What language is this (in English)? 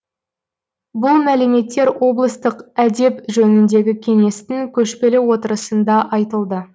Kazakh